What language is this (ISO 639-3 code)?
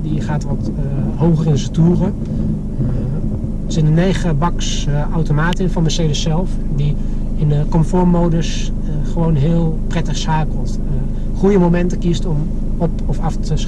nld